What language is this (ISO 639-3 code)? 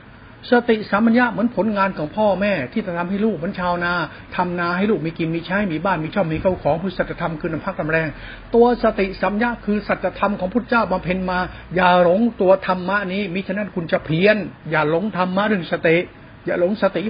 tha